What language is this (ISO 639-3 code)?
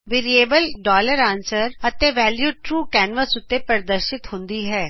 pan